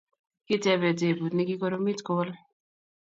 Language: Kalenjin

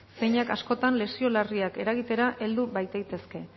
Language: Basque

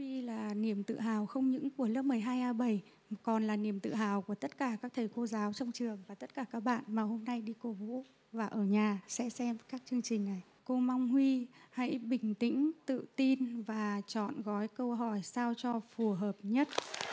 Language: Vietnamese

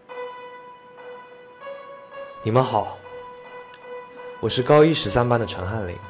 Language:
Chinese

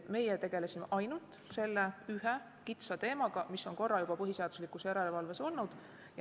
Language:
Estonian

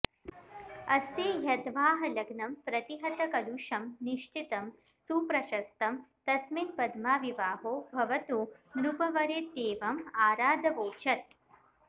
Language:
Sanskrit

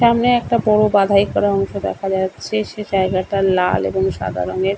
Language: Bangla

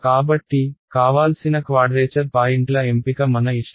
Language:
Telugu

